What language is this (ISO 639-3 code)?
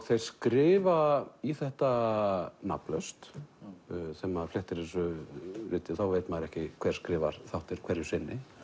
isl